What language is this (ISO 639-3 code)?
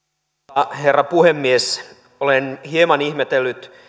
fin